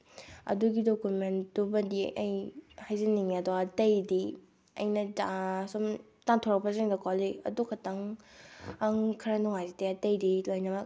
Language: Manipuri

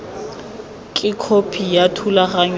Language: Tswana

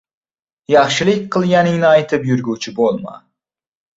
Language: Uzbek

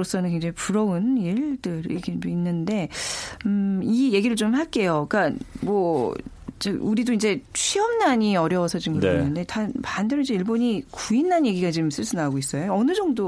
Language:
Korean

